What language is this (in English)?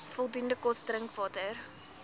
Afrikaans